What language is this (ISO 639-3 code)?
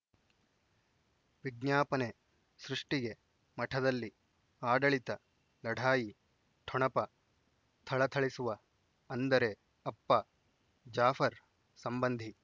kan